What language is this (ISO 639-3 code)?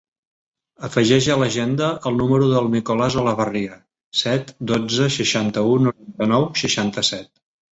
cat